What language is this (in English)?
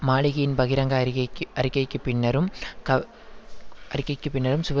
Tamil